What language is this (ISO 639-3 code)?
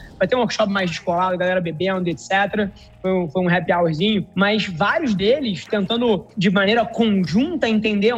por